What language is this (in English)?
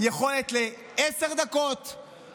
Hebrew